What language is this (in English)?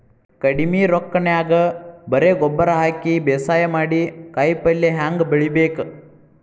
Kannada